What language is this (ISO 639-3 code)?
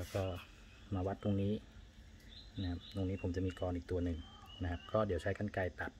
tha